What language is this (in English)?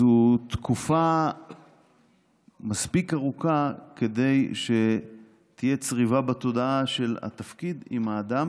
Hebrew